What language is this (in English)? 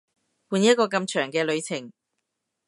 Cantonese